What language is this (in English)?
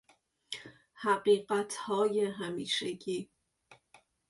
Persian